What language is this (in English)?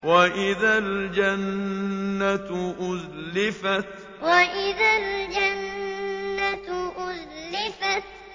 Arabic